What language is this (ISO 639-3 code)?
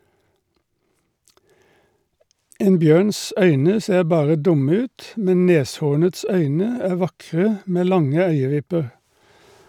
nor